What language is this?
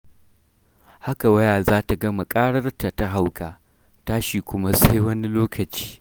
Hausa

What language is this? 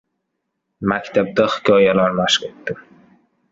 Uzbek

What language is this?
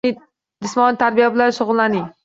Uzbek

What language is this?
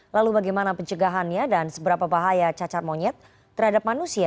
Indonesian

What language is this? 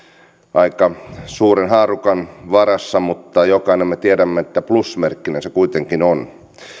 Finnish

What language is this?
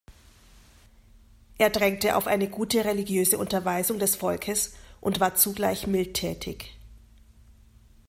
German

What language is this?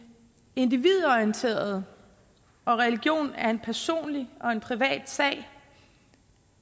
Danish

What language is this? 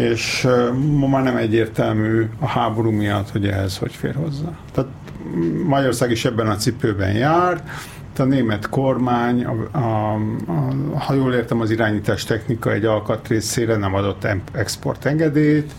Hungarian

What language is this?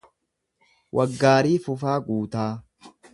Oromo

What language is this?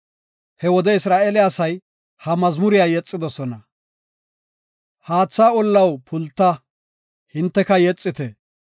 Gofa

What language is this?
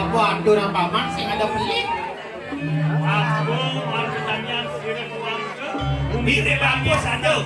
Indonesian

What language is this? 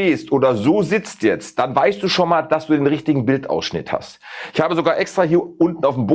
German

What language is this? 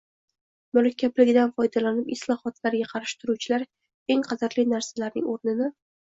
Uzbek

